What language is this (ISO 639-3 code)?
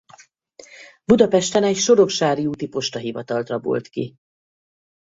hun